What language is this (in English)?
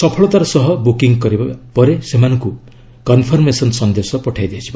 Odia